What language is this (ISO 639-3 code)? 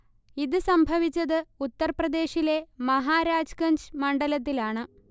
mal